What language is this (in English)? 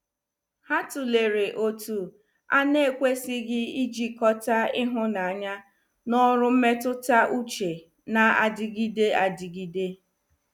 Igbo